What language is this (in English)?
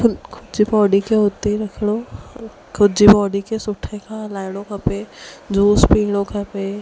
Sindhi